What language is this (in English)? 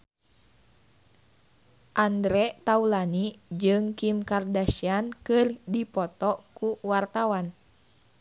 Sundanese